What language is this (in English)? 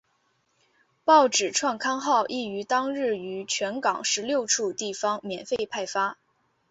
Chinese